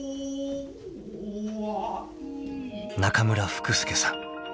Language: Japanese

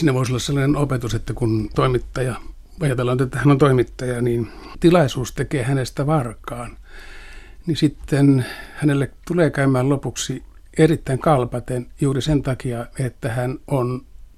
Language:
Finnish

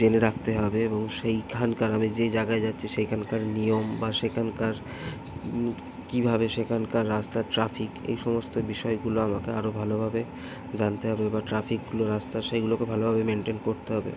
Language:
Bangla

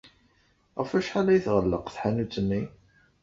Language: Kabyle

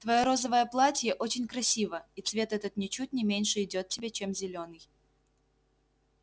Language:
Russian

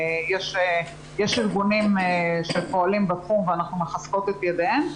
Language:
Hebrew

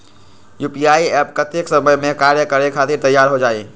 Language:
Magahi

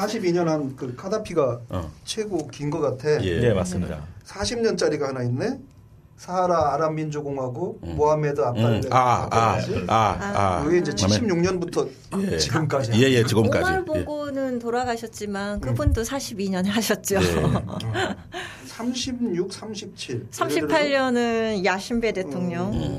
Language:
Korean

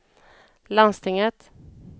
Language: Swedish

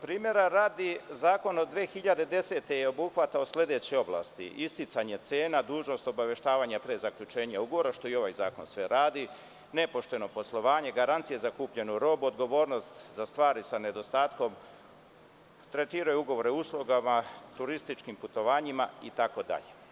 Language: Serbian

